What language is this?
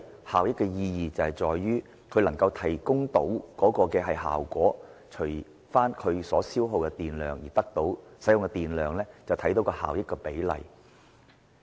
Cantonese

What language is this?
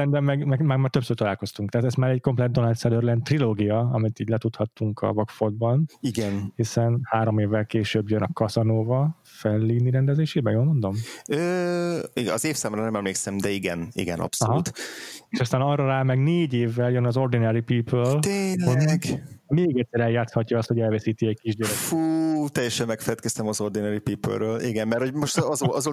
Hungarian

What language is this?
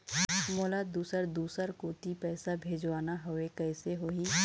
Chhattisgarhi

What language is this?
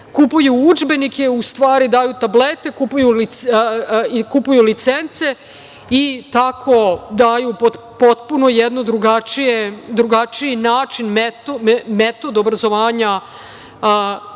Serbian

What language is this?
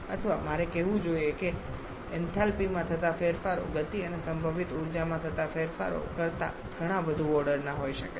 Gujarati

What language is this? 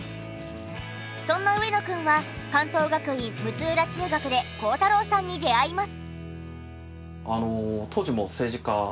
Japanese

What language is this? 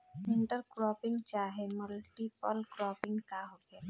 Bhojpuri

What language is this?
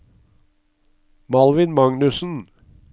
Norwegian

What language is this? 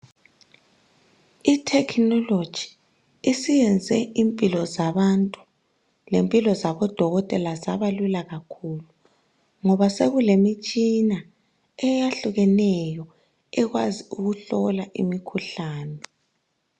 North Ndebele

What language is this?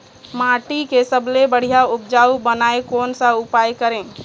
Chhattisgarhi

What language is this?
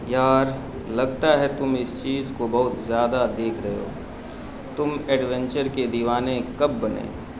Urdu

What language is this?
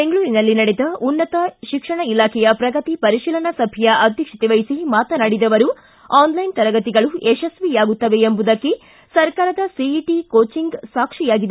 Kannada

